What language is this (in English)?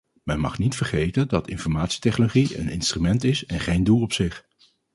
Dutch